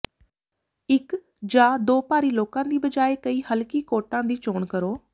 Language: Punjabi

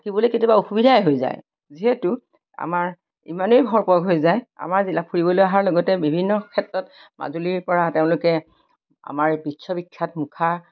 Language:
Assamese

